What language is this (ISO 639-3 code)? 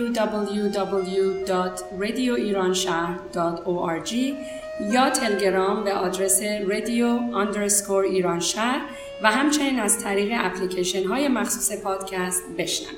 fas